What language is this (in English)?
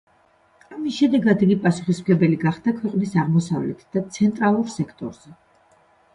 Georgian